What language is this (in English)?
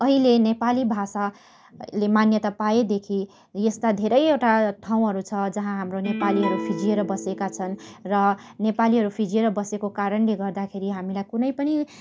Nepali